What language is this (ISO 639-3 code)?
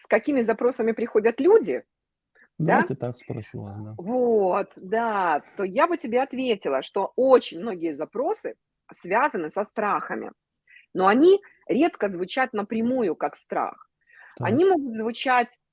rus